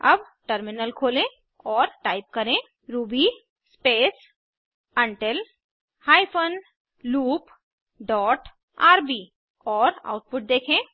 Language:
Hindi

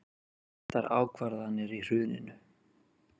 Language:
Icelandic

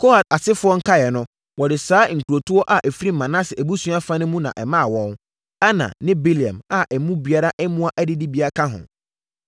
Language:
Akan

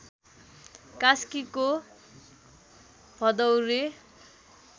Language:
Nepali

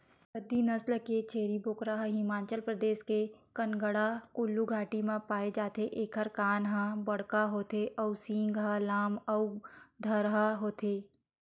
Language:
Chhattisgarhi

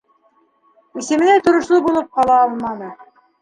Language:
Bashkir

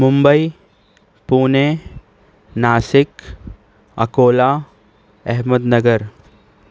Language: Urdu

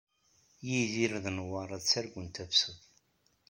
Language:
Kabyle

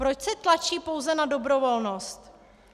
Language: Czech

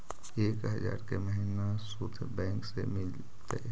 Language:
Magahi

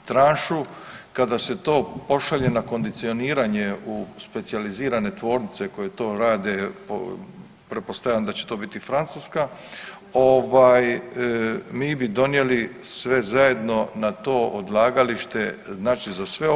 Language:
Croatian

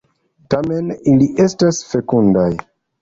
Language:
Esperanto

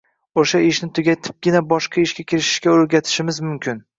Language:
Uzbek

